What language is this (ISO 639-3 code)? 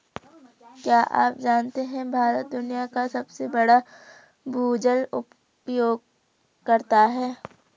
hin